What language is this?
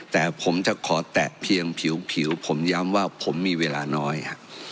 Thai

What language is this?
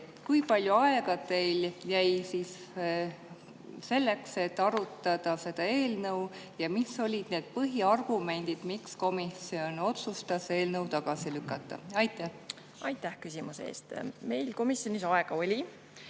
Estonian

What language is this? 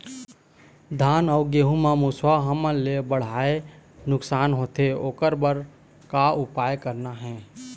Chhattisgarhi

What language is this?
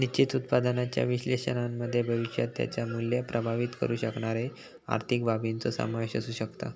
Marathi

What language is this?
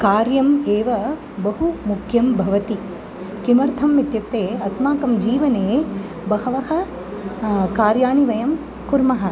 Sanskrit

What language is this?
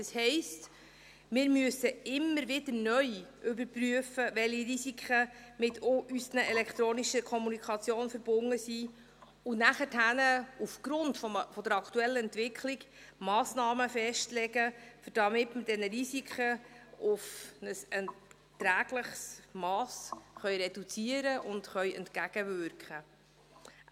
Swiss German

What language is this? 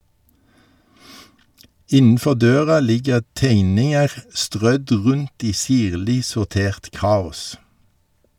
Norwegian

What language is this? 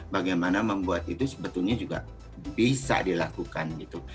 Indonesian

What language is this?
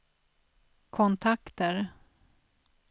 Swedish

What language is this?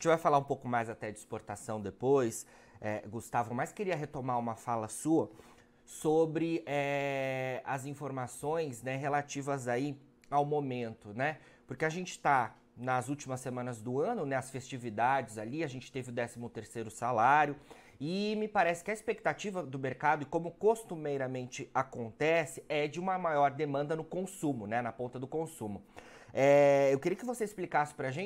Portuguese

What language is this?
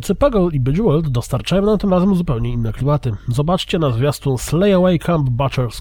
Polish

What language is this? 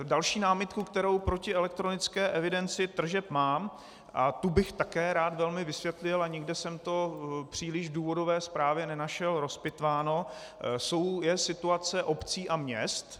Czech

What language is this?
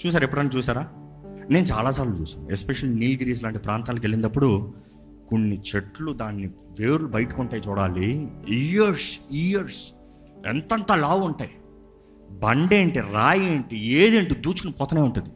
Telugu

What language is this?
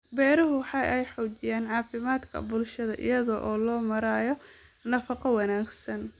Somali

